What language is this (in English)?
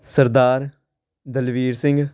Punjabi